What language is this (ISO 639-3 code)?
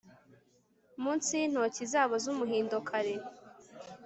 kin